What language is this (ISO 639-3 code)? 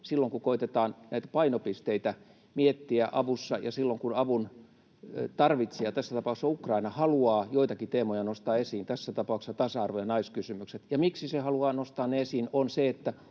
fin